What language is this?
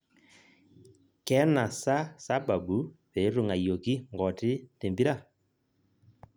Masai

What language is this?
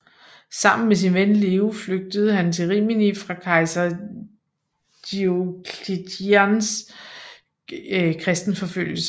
Danish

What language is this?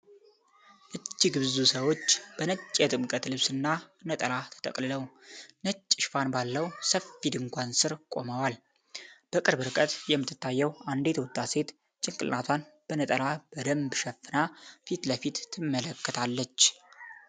Amharic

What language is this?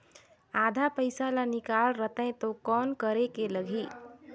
Chhattisgarhi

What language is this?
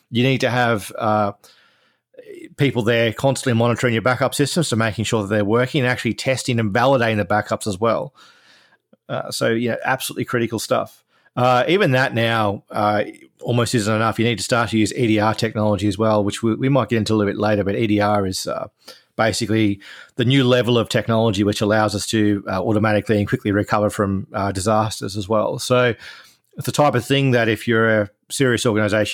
English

